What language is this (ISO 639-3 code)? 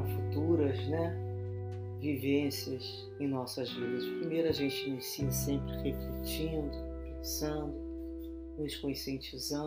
por